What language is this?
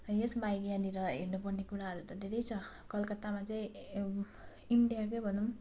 Nepali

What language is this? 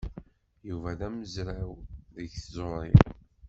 Kabyle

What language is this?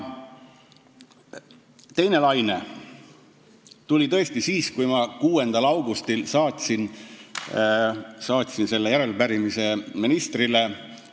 Estonian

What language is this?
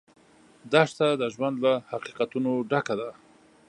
Pashto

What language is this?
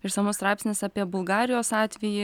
Lithuanian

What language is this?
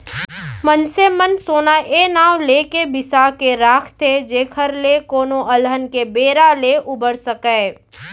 Chhattisgarhi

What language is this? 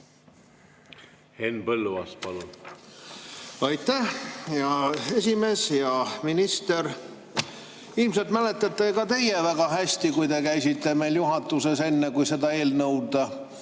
Estonian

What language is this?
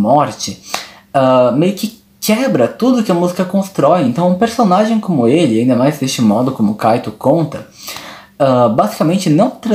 Portuguese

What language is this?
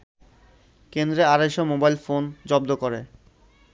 Bangla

